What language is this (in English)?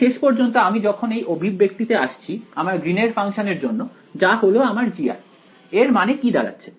Bangla